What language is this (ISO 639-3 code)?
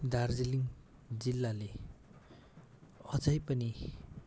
nep